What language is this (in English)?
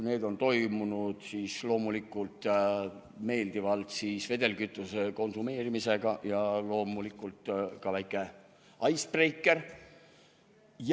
Estonian